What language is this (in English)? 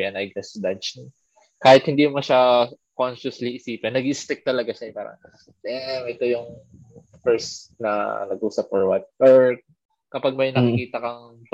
Filipino